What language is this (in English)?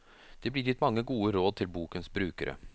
Norwegian